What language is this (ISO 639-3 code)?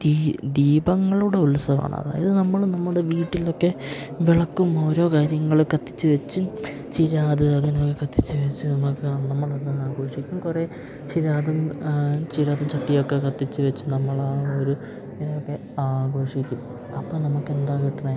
mal